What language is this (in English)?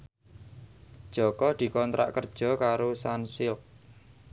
Javanese